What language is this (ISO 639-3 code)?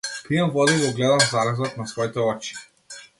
mkd